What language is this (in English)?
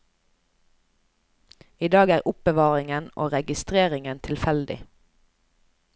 Norwegian